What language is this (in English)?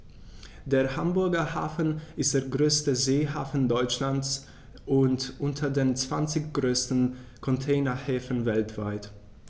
German